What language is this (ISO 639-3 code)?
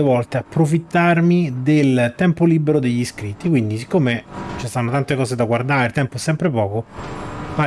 ita